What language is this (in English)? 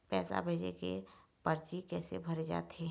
Chhattisgarhi